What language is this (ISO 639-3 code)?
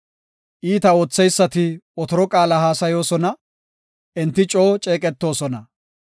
gof